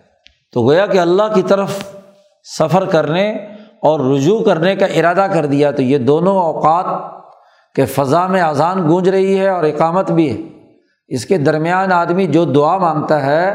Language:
Urdu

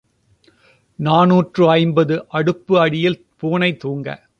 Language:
Tamil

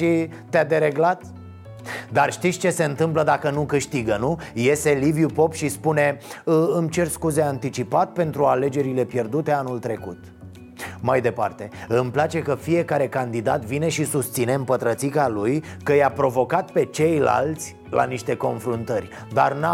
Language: Romanian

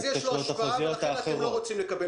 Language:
Hebrew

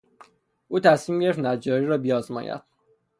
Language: Persian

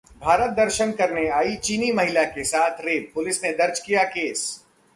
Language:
Hindi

